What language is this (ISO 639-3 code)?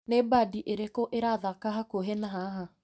kik